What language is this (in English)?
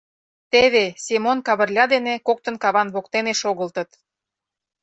Mari